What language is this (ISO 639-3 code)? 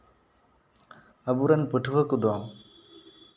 sat